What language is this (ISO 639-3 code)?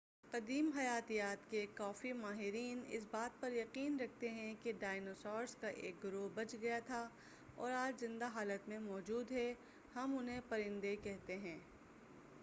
urd